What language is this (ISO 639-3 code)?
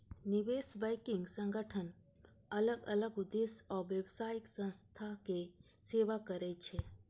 mai